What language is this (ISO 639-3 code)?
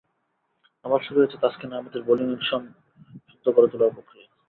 ben